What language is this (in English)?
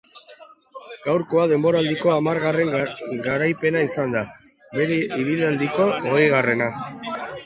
Basque